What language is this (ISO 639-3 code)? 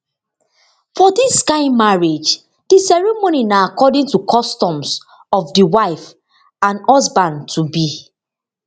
pcm